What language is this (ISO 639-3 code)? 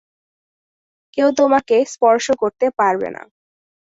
ben